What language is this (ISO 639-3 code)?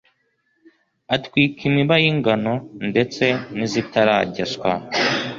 kin